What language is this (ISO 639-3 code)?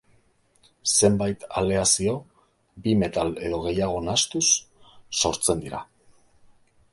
eus